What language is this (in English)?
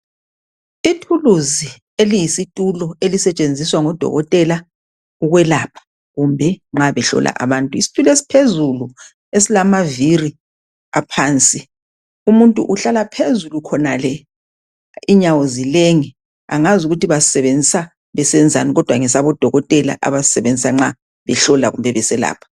North Ndebele